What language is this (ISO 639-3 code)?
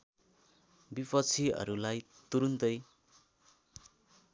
nep